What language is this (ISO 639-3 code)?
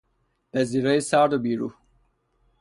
fas